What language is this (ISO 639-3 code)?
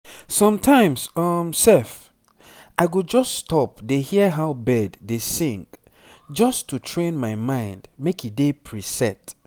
pcm